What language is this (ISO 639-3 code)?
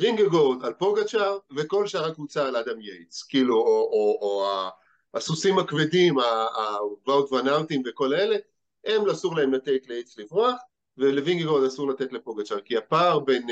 heb